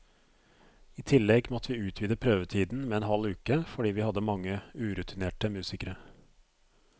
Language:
Norwegian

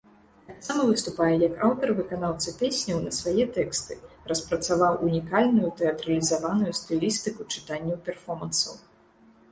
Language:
Belarusian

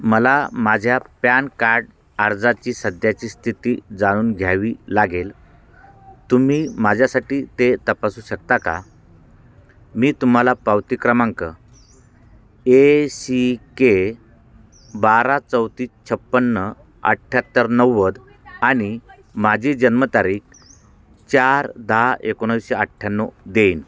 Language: Marathi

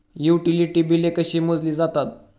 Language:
Marathi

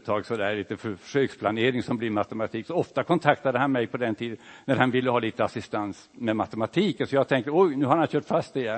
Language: Swedish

